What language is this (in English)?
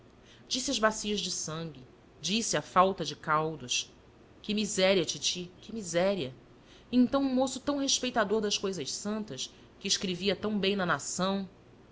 Portuguese